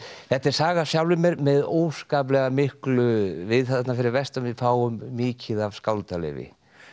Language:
Icelandic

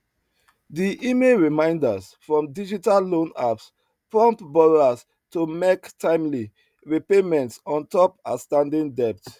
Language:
Nigerian Pidgin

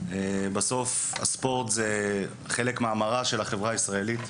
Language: Hebrew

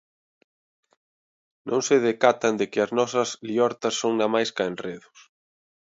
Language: Galician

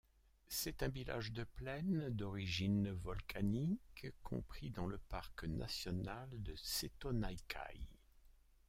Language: French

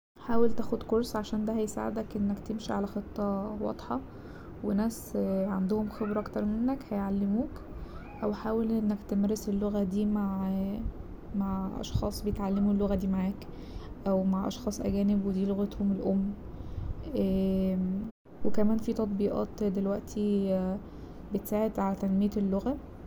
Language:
Egyptian Arabic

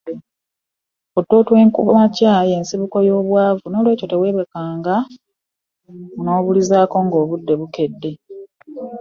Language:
Ganda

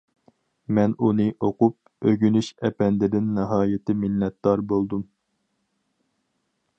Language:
Uyghur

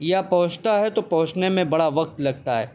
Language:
Urdu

